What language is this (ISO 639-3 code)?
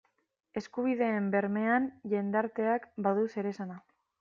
eus